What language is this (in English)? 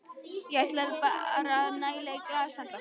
Icelandic